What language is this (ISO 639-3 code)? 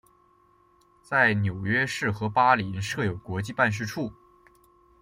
zho